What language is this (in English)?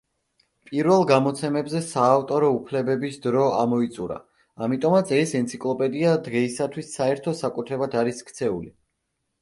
Georgian